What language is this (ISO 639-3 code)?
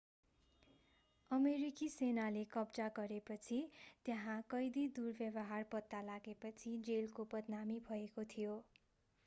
nep